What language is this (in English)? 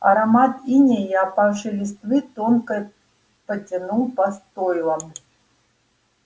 Russian